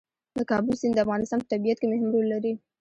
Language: Pashto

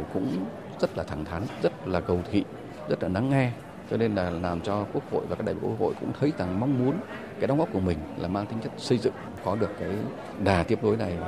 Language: Vietnamese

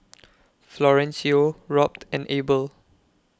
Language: English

